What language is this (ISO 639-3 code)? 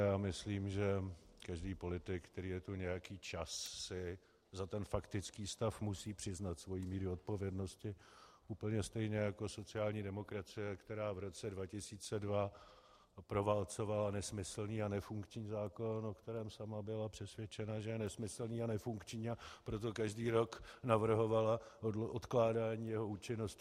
ces